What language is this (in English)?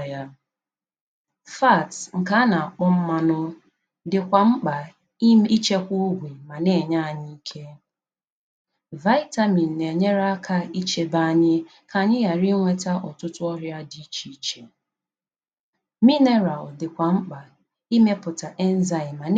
Igbo